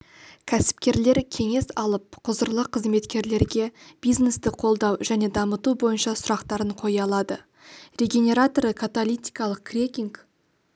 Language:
Kazakh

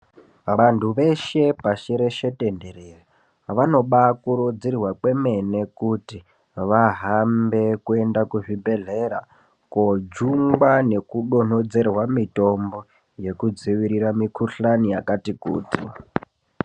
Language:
Ndau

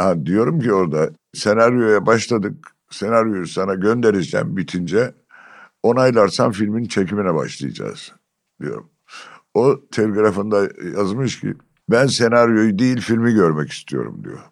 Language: Turkish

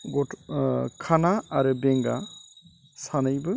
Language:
Bodo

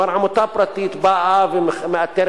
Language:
Hebrew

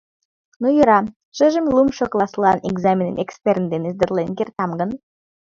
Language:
Mari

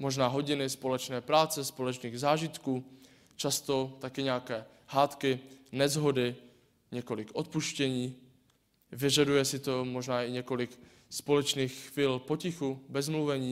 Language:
Czech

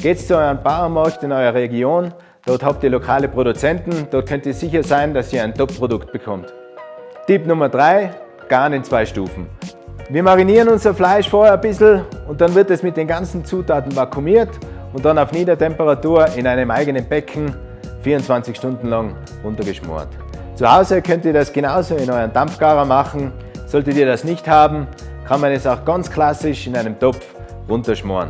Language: German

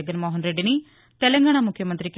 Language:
Telugu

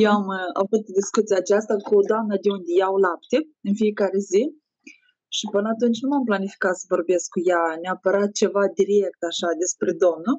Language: Romanian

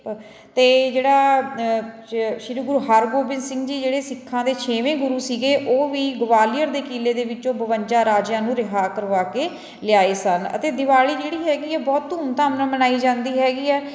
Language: Punjabi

